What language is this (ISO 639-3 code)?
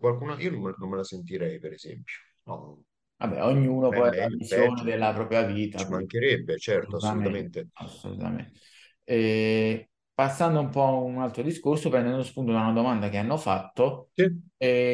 ita